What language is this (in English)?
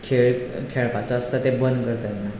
Konkani